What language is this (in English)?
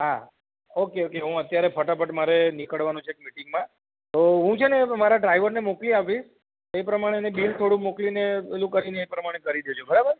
Gujarati